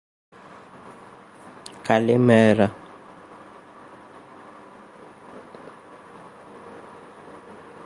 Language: Greek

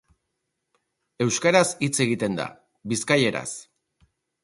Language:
Basque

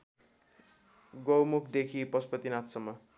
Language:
Nepali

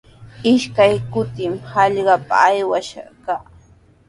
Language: Sihuas Ancash Quechua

